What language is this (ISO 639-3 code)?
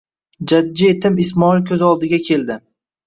uzb